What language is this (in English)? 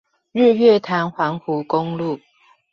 Chinese